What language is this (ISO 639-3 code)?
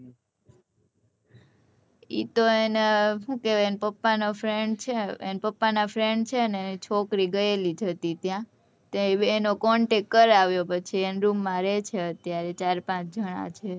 guj